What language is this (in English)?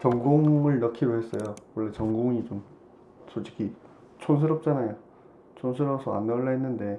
Korean